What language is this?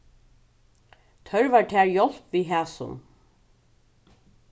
Faroese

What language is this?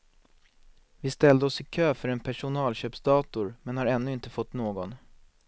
Swedish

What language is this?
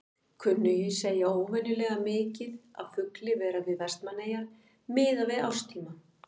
Icelandic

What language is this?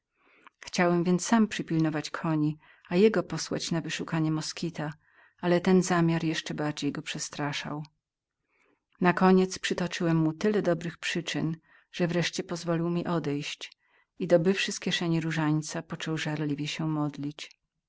Polish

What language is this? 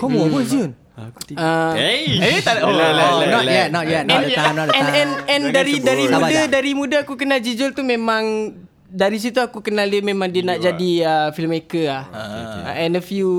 Malay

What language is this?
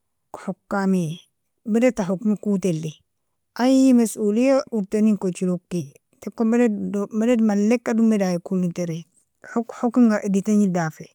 Nobiin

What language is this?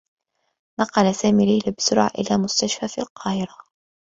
Arabic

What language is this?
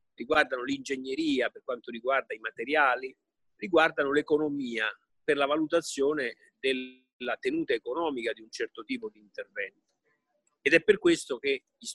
Italian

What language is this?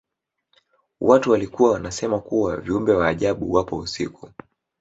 Swahili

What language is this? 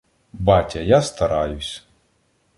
Ukrainian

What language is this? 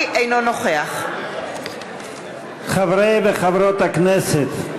Hebrew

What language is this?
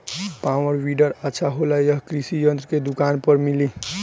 Bhojpuri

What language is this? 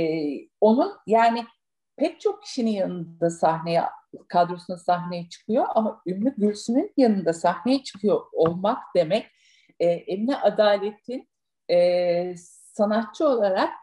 Turkish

